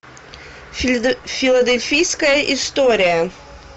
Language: Russian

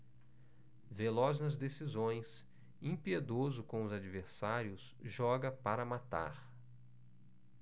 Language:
Portuguese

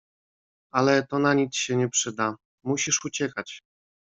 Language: Polish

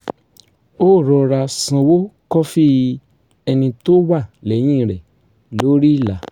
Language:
Yoruba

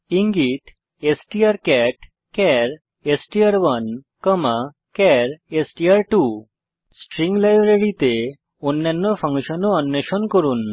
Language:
Bangla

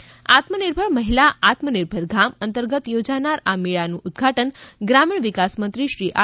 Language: Gujarati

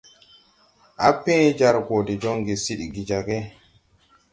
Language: Tupuri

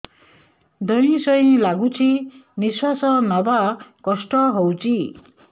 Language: Odia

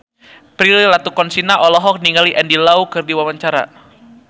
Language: Sundanese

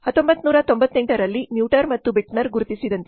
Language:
Kannada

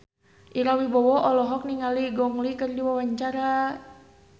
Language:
Sundanese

